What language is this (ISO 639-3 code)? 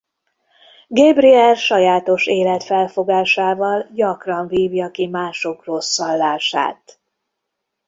hun